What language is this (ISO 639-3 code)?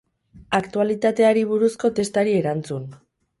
eus